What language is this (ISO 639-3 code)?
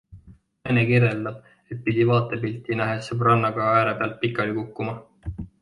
est